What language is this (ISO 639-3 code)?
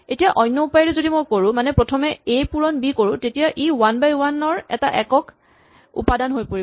asm